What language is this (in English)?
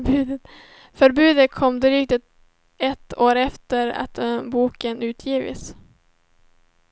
Swedish